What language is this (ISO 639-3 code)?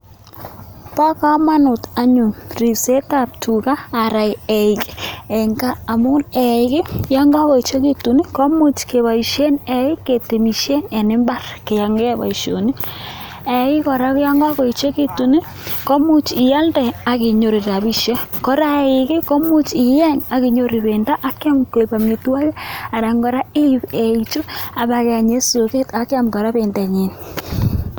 kln